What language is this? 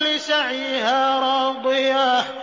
Arabic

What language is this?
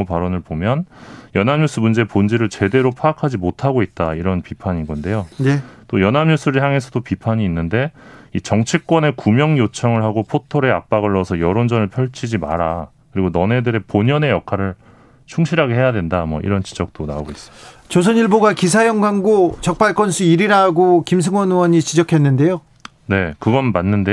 Korean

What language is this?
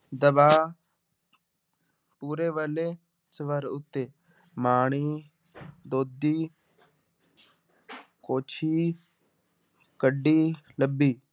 Punjabi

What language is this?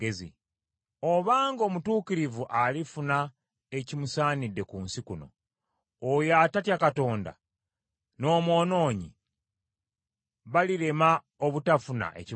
Ganda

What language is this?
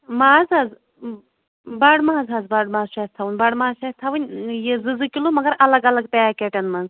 Kashmiri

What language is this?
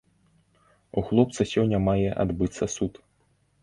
Belarusian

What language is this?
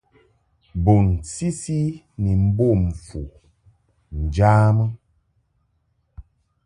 Mungaka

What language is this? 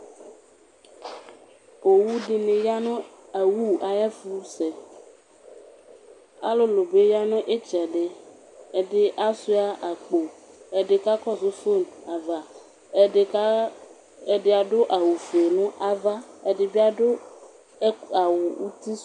Ikposo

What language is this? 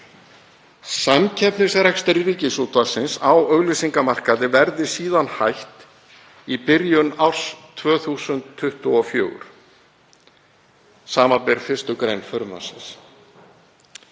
Icelandic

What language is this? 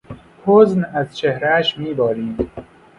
Persian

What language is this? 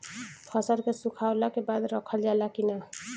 Bhojpuri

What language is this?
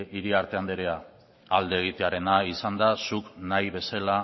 Basque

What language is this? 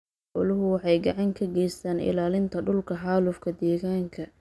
Somali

